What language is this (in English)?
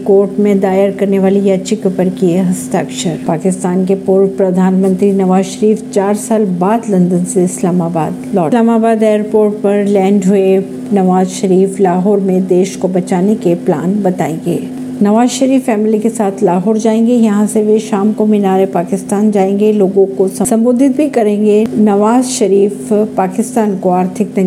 Hindi